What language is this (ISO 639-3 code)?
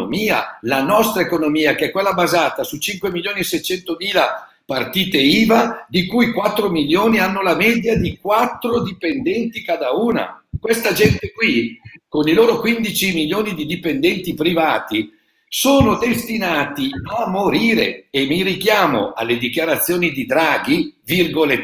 ita